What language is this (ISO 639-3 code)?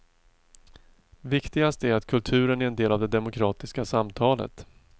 swe